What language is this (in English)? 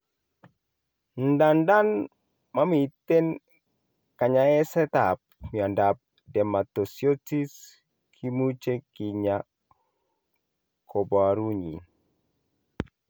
Kalenjin